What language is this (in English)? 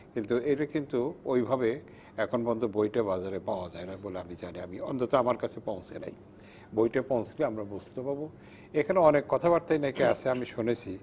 Bangla